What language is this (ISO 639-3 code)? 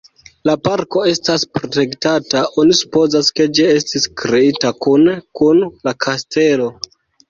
epo